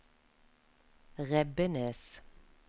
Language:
Norwegian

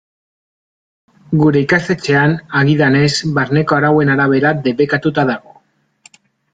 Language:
Basque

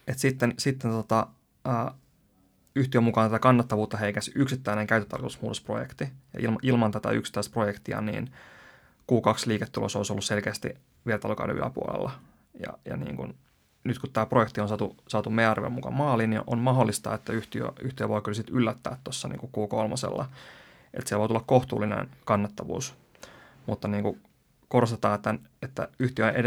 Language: Finnish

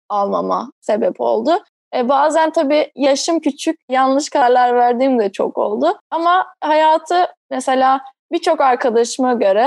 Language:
Turkish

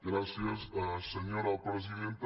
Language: Catalan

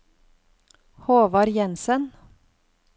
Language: Norwegian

